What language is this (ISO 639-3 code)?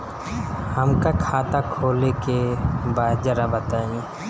bho